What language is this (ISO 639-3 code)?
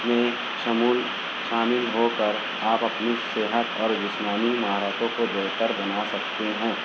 urd